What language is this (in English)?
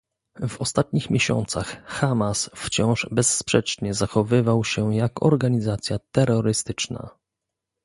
Polish